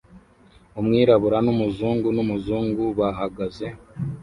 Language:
Kinyarwanda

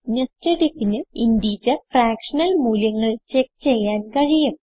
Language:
Malayalam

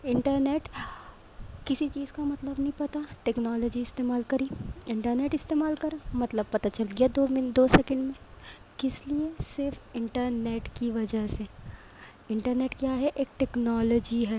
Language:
Urdu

